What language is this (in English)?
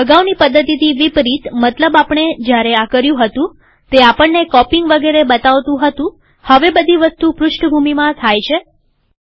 Gujarati